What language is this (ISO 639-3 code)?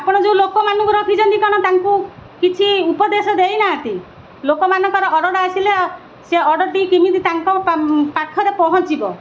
ori